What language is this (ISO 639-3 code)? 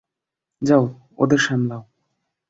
ben